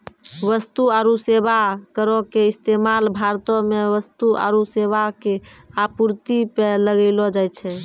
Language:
Maithili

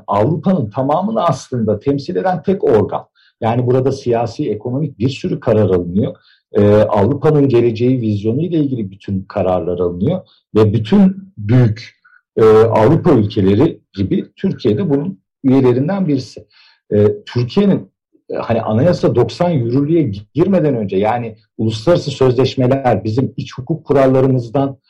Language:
Turkish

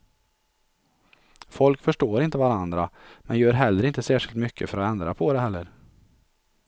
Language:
Swedish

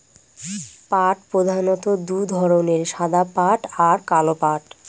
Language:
Bangla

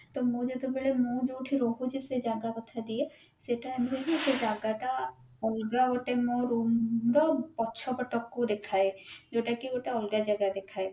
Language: Odia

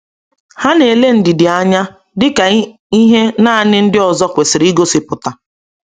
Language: Igbo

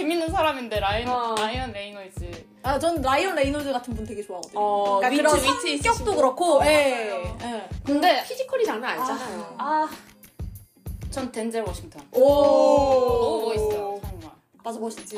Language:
Korean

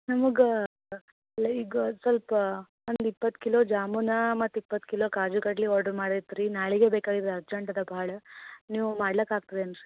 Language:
Kannada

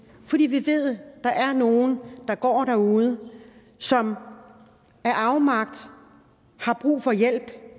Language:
Danish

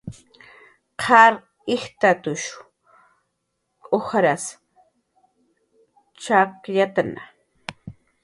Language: Jaqaru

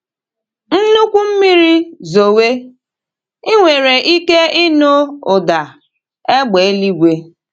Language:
Igbo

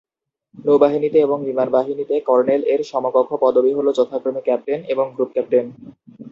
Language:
Bangla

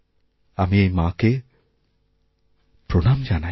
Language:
Bangla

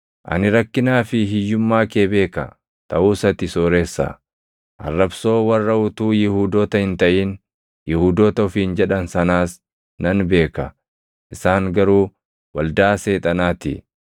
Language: Oromo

